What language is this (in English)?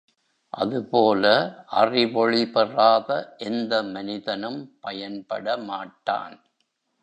Tamil